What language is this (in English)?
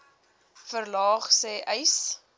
Afrikaans